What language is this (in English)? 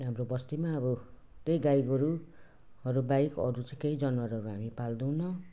Nepali